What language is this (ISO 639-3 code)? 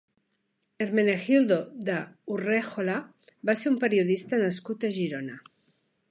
cat